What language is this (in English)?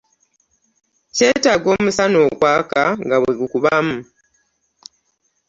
Ganda